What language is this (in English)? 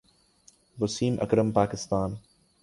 Urdu